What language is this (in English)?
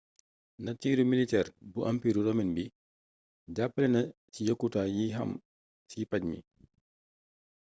Wolof